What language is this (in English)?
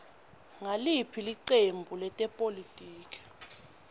Swati